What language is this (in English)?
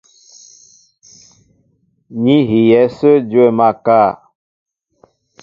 Mbo (Cameroon)